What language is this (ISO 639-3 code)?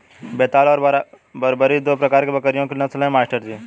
hin